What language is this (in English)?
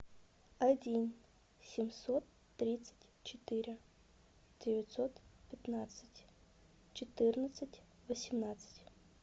Russian